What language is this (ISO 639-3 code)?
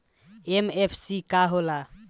bho